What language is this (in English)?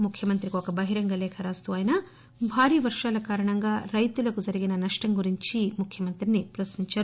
Telugu